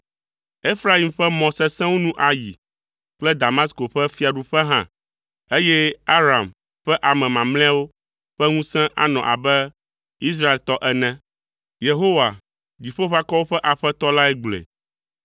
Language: Ewe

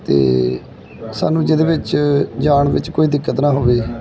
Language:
Punjabi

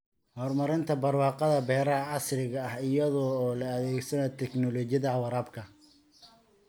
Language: Somali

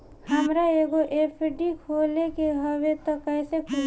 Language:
Bhojpuri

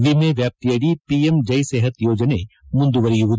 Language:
Kannada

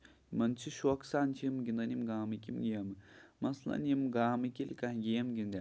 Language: Kashmiri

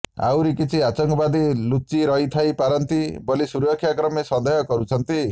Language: Odia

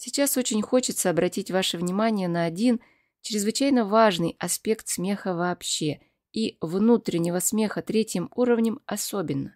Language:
Russian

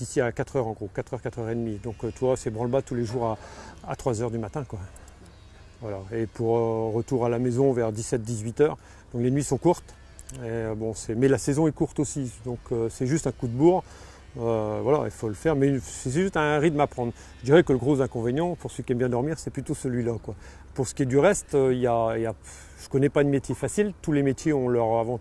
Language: French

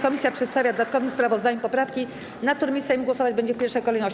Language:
Polish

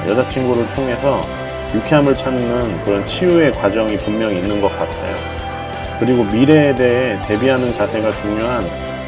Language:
Korean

